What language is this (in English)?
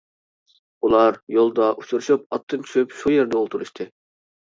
Uyghur